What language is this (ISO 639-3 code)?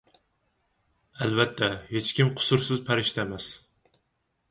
uig